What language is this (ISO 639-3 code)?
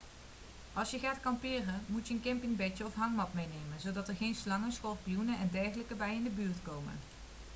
nld